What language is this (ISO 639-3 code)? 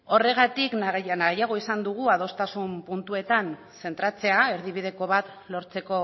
eus